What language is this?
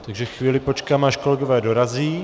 Czech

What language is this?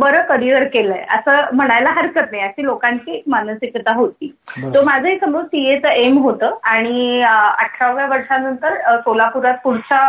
Marathi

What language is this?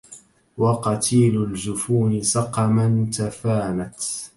Arabic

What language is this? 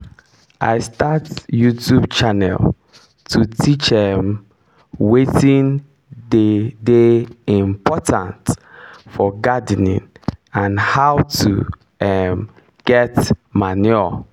Nigerian Pidgin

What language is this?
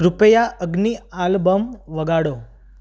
Gujarati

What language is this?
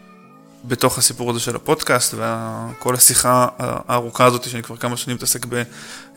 Hebrew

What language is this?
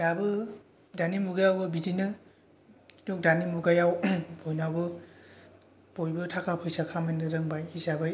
Bodo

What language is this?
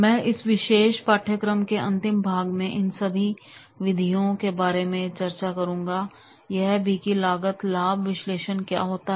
Hindi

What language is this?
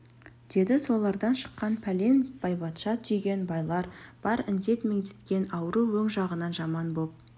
Kazakh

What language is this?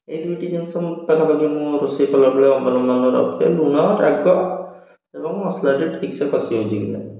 Odia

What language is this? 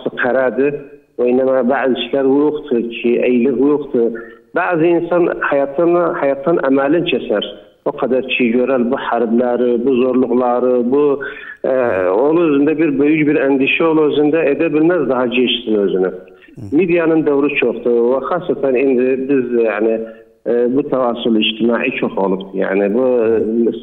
Turkish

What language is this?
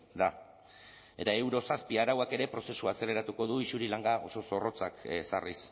Basque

